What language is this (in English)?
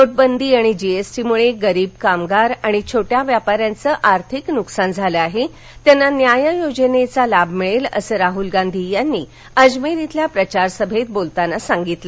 Marathi